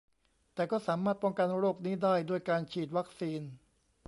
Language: Thai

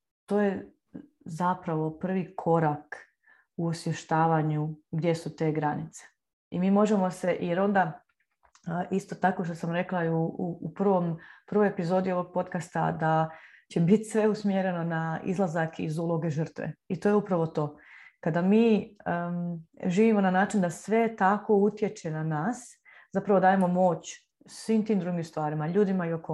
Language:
Croatian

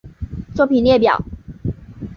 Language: Chinese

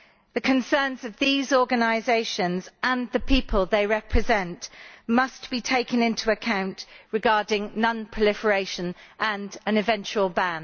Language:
English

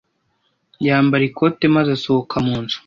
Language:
Kinyarwanda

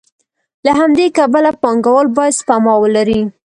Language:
Pashto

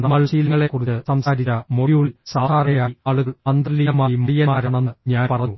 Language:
Malayalam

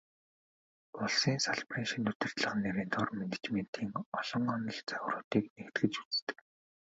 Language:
Mongolian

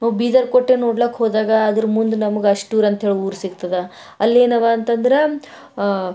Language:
Kannada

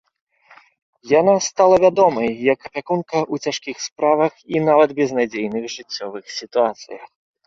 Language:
Belarusian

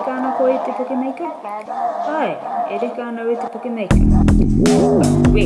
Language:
Māori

